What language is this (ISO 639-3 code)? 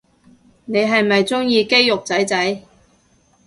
yue